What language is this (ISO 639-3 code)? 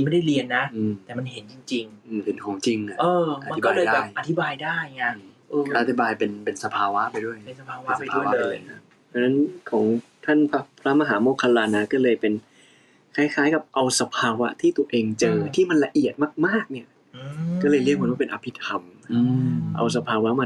tha